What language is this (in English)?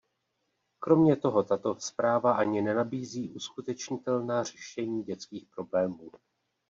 Czech